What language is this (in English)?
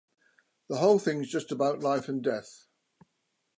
English